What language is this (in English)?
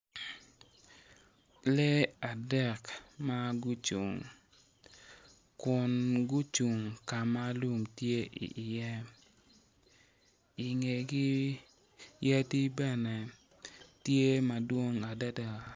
Acoli